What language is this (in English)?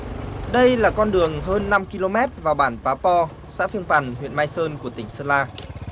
Vietnamese